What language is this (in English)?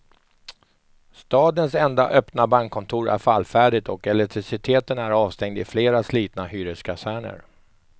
Swedish